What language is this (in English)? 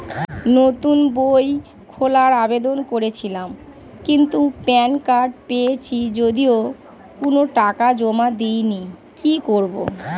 Bangla